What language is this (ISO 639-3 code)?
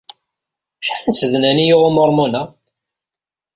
kab